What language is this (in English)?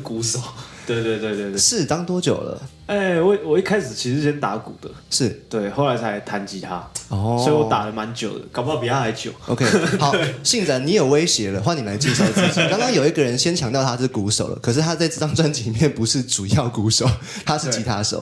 Chinese